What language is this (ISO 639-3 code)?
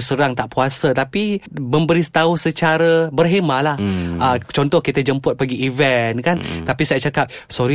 msa